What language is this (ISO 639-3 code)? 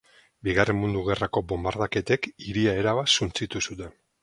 eus